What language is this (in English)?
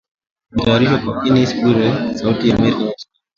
Swahili